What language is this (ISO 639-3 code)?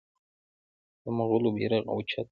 pus